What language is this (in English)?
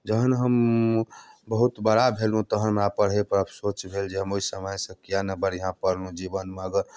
Maithili